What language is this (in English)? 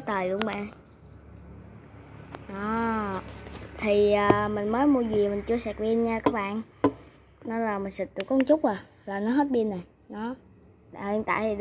Vietnamese